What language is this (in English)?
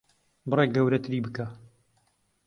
Central Kurdish